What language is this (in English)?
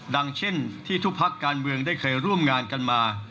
Thai